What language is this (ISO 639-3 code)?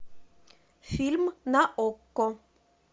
rus